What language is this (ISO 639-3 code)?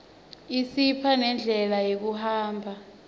ssw